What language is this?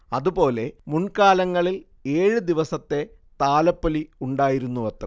Malayalam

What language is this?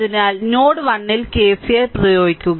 Malayalam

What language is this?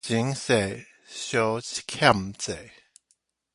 Min Nan Chinese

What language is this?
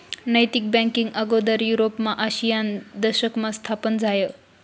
Marathi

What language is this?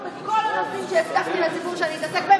Hebrew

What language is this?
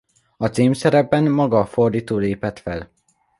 Hungarian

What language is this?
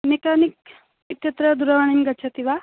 Sanskrit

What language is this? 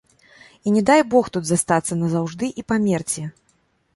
Belarusian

